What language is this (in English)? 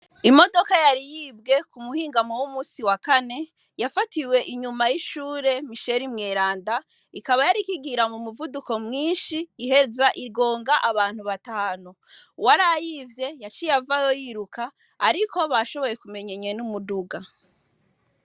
Rundi